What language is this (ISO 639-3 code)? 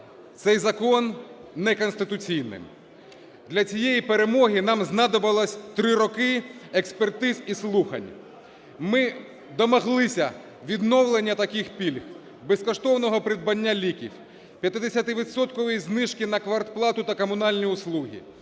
ukr